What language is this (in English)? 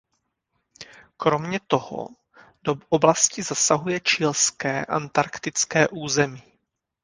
Czech